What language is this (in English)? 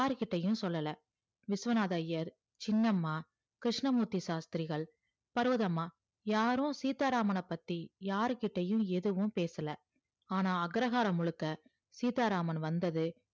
Tamil